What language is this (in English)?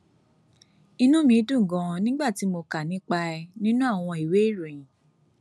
Yoruba